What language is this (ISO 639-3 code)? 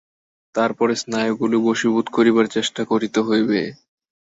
ben